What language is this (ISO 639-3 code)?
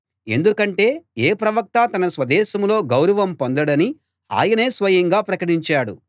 tel